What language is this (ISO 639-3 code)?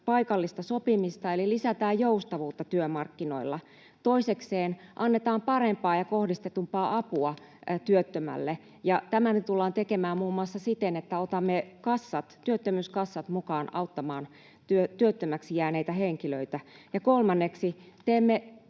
fin